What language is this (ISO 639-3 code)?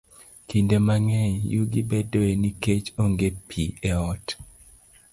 luo